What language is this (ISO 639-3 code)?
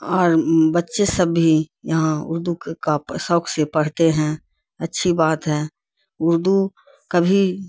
urd